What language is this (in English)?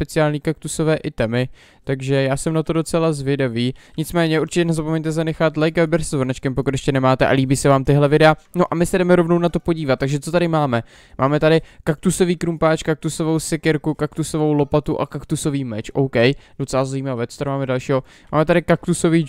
Czech